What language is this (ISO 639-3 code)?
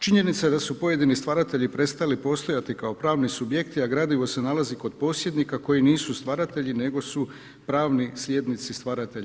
hrv